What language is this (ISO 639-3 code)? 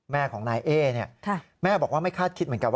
tha